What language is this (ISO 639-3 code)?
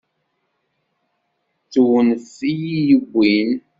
kab